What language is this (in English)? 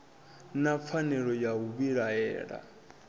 Venda